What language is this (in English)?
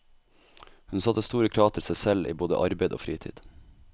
Norwegian